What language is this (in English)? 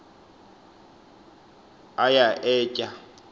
Xhosa